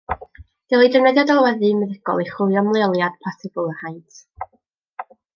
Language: Welsh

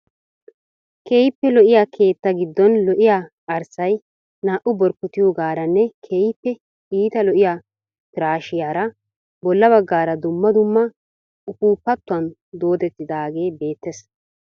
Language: Wolaytta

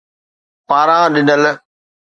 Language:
Sindhi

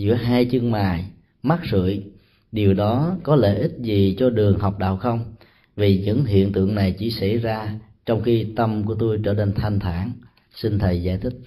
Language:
Vietnamese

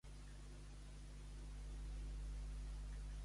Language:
Catalan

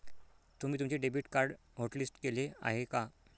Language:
Marathi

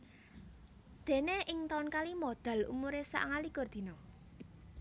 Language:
Javanese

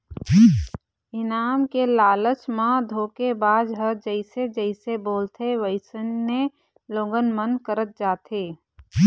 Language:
Chhattisgarhi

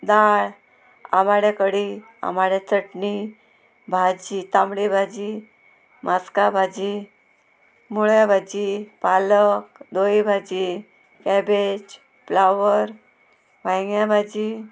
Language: Konkani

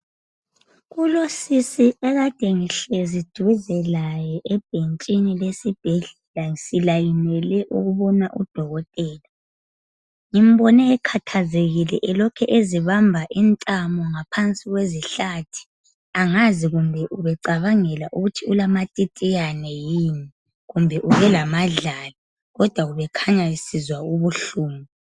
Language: North Ndebele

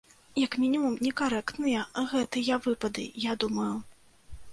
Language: Belarusian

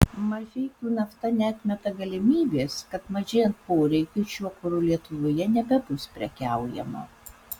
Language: Lithuanian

